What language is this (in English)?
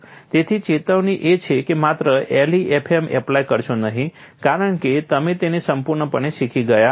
Gujarati